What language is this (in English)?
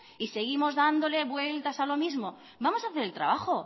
Spanish